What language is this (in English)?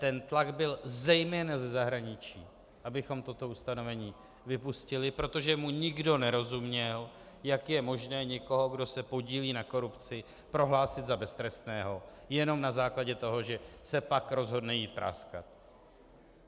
Czech